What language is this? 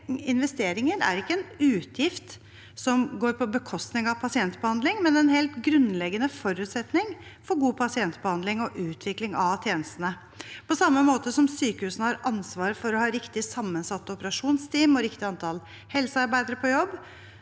Norwegian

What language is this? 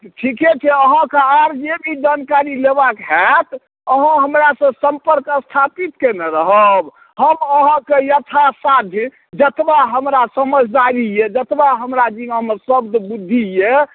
Maithili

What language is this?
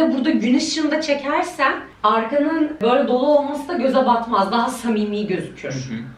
Turkish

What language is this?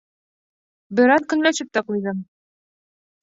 Bashkir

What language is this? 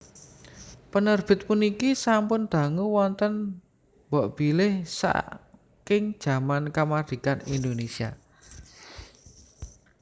Javanese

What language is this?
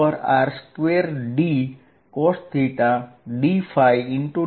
Gujarati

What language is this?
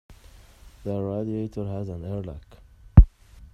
English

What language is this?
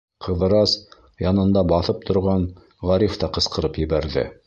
Bashkir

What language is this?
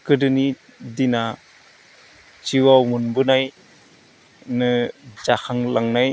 Bodo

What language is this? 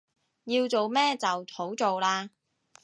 Cantonese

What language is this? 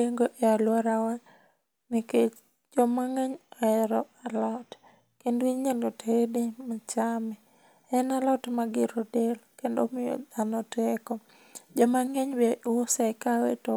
Luo (Kenya and Tanzania)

